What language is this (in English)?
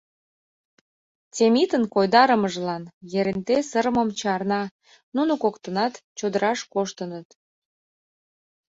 Mari